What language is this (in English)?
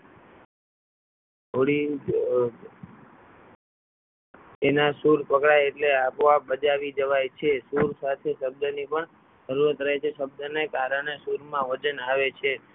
Gujarati